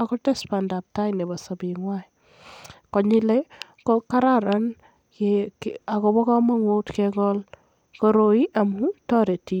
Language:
Kalenjin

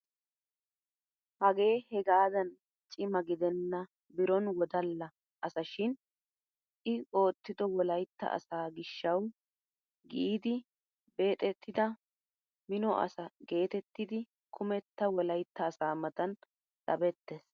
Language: Wolaytta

